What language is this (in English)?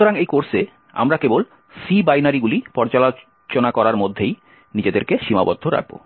Bangla